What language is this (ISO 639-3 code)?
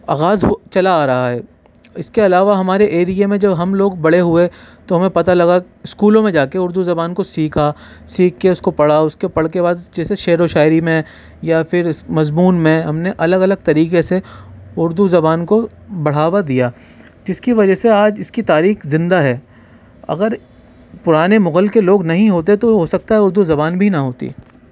urd